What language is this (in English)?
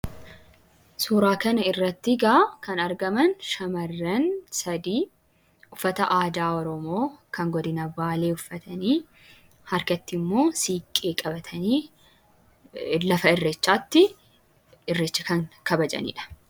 Oromo